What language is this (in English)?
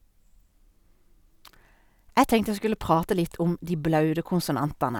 Norwegian